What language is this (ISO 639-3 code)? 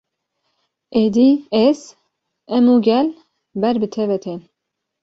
kur